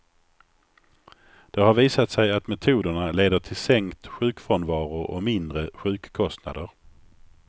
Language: Swedish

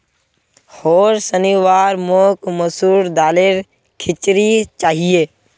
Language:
Magahi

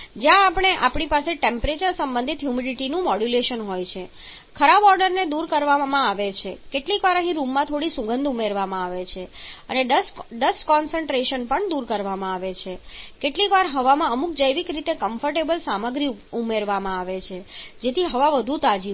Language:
Gujarati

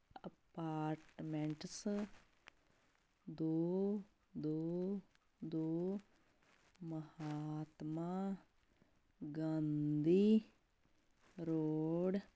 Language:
Punjabi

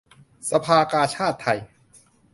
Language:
Thai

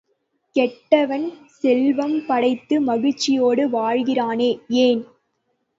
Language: Tamil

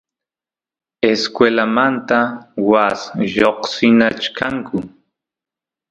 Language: Santiago del Estero Quichua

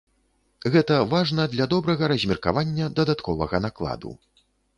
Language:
Belarusian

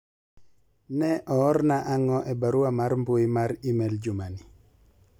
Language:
Luo (Kenya and Tanzania)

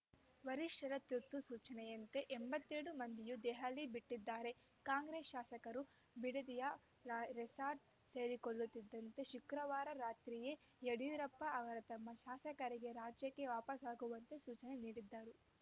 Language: Kannada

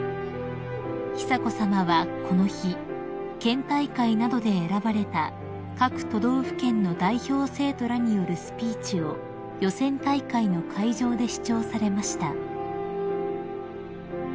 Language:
Japanese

